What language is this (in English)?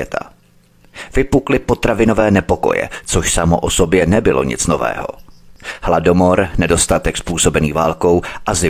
Czech